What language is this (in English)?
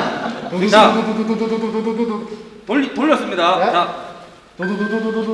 Korean